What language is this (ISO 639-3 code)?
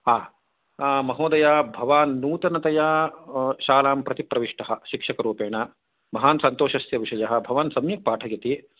san